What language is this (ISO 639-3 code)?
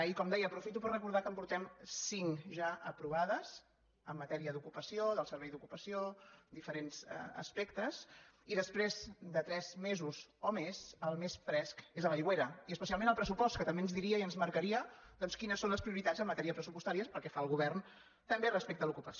cat